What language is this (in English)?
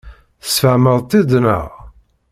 Kabyle